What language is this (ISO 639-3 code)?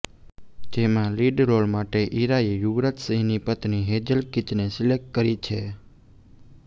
guj